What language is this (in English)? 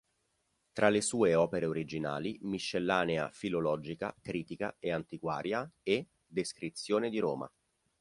Italian